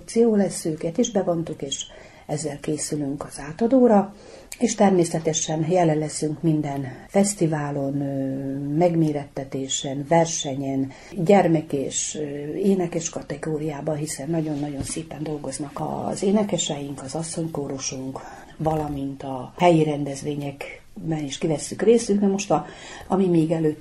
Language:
Hungarian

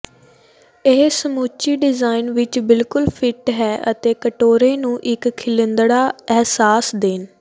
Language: Punjabi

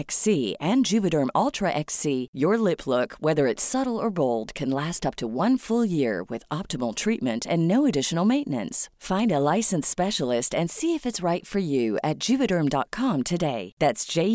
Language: Swedish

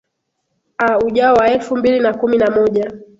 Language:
Swahili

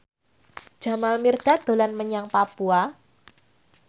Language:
Javanese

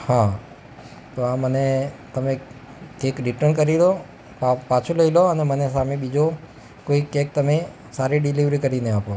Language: Gujarati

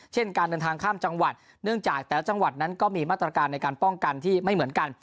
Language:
Thai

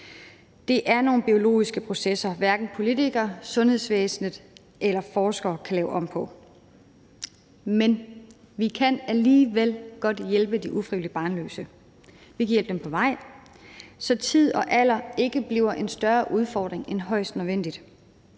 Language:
Danish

